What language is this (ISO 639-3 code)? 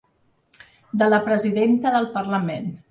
cat